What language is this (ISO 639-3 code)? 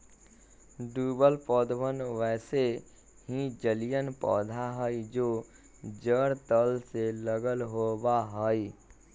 mag